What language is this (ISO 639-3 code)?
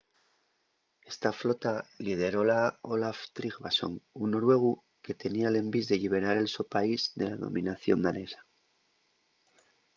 ast